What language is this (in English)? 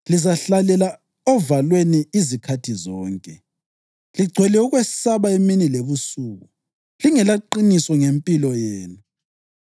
North Ndebele